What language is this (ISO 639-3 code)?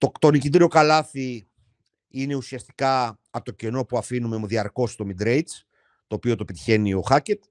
ell